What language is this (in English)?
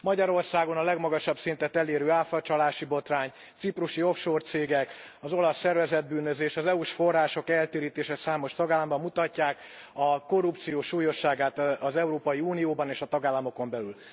Hungarian